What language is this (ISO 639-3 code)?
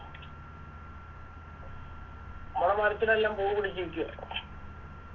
mal